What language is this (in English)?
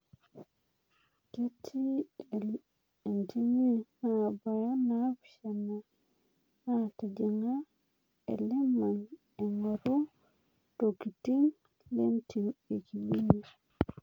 Masai